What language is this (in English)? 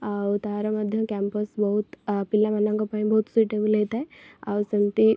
Odia